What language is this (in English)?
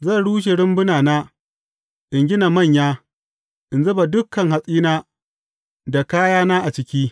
Hausa